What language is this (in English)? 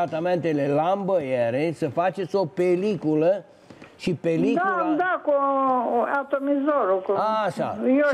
Romanian